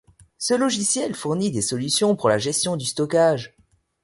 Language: French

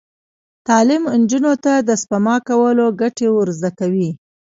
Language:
Pashto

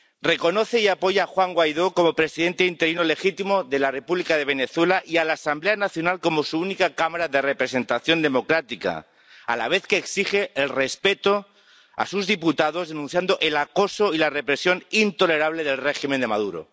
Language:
Spanish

